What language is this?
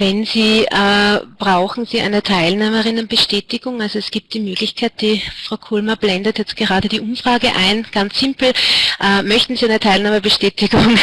German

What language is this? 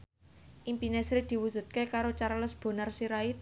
Javanese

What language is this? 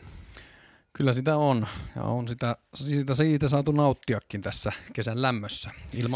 Finnish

